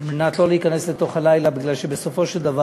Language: Hebrew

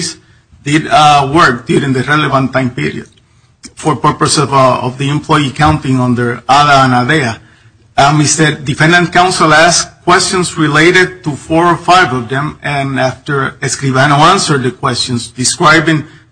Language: English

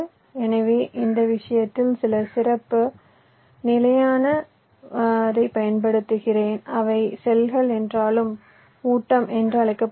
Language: Tamil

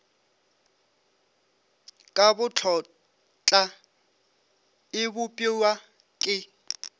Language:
Northern Sotho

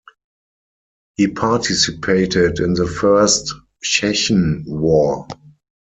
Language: English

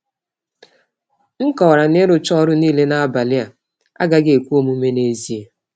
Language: Igbo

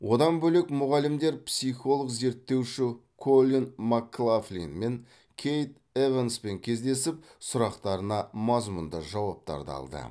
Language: Kazakh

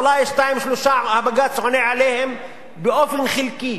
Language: Hebrew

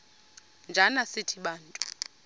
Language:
Xhosa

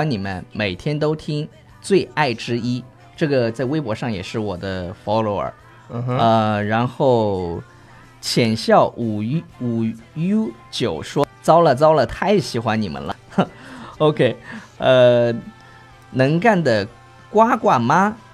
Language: Chinese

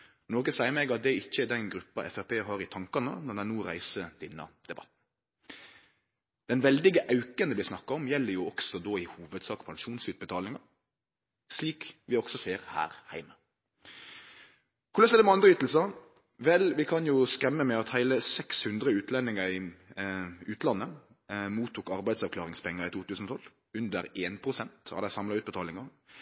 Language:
Norwegian Nynorsk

